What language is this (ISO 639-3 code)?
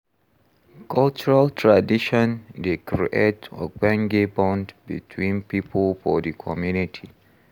pcm